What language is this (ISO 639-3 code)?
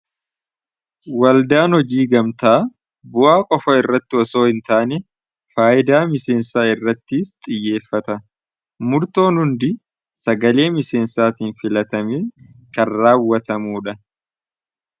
orm